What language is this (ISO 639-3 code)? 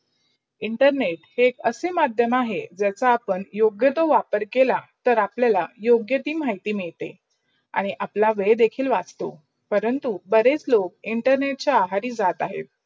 mar